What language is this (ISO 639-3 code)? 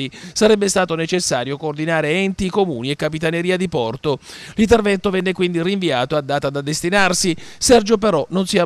ita